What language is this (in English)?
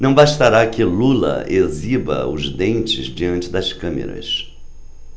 Portuguese